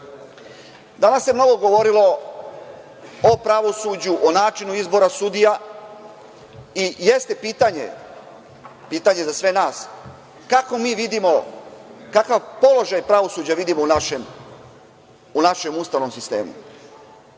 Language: Serbian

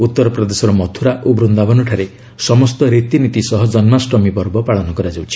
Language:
Odia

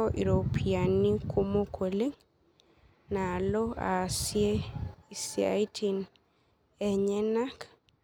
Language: Masai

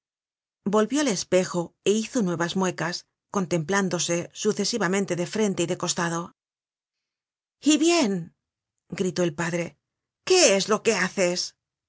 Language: Spanish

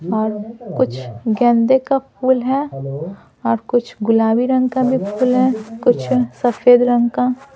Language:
Hindi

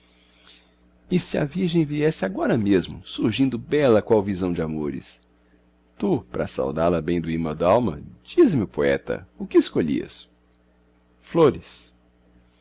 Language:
Portuguese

